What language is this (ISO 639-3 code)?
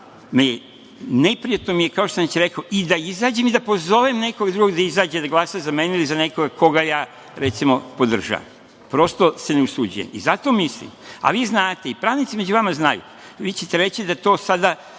srp